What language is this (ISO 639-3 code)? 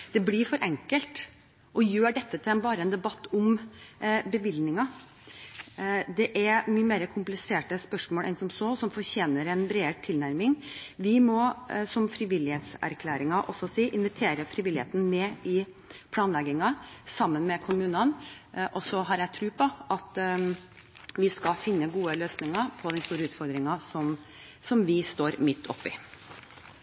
nob